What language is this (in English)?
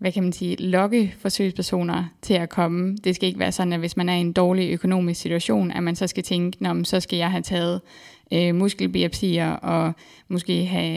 Danish